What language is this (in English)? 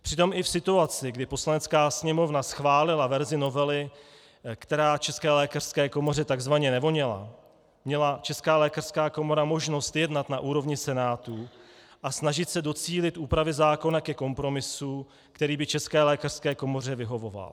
Czech